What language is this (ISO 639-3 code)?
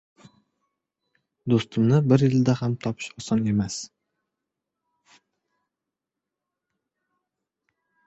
uzb